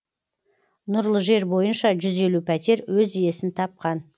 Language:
Kazakh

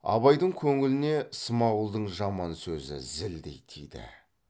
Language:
Kazakh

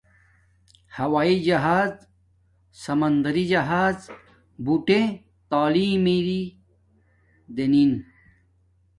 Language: Domaaki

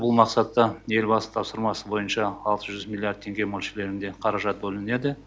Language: Kazakh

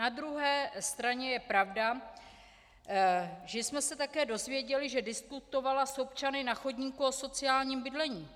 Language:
Czech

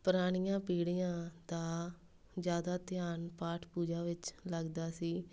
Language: Punjabi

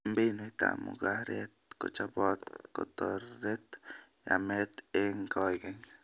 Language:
Kalenjin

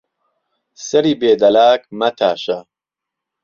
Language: Central Kurdish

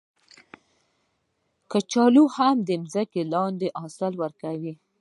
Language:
Pashto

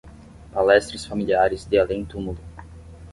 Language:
Portuguese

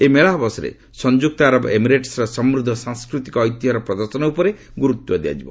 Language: Odia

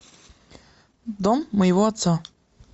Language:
Russian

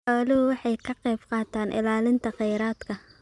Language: Somali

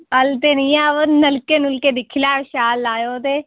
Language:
Dogri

